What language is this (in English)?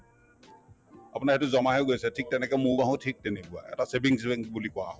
Assamese